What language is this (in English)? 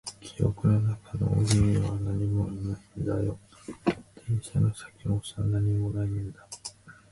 Japanese